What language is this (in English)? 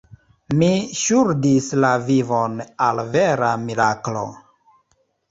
Esperanto